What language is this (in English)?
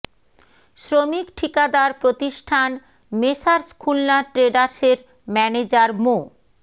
Bangla